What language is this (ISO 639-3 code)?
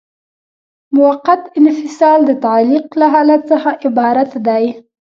pus